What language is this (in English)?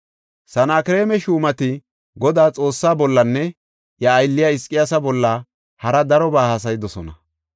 Gofa